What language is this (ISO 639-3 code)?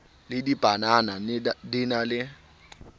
sot